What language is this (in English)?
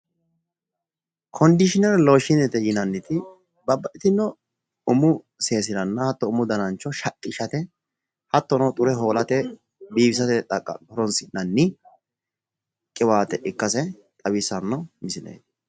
Sidamo